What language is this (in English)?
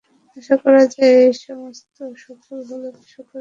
Bangla